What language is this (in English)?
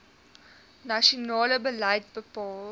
Afrikaans